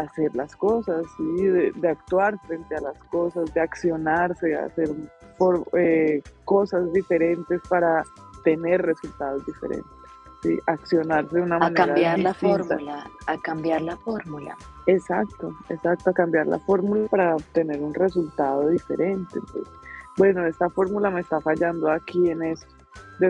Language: Spanish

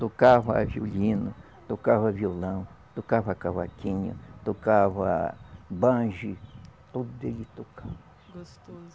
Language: Portuguese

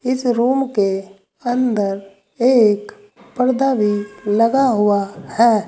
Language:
Hindi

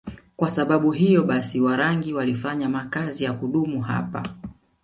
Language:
Swahili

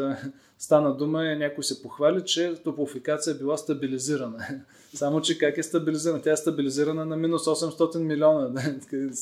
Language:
Bulgarian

